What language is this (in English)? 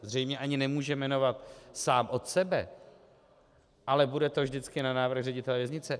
Czech